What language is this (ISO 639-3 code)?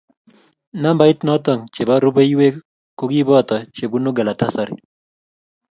kln